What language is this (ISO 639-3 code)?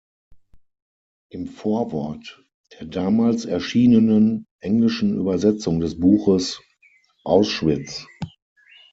deu